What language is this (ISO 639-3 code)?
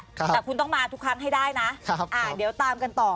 tha